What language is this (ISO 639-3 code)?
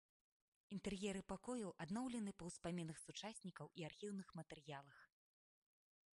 bel